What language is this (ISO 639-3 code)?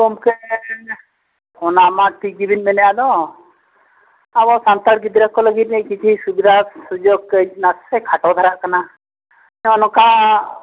sat